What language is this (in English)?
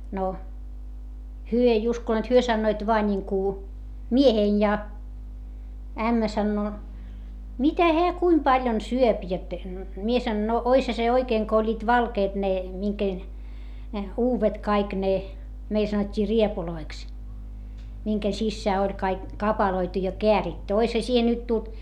Finnish